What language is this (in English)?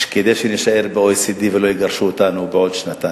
Hebrew